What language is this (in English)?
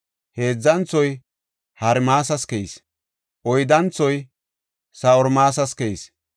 Gofa